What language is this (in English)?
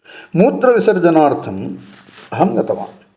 Sanskrit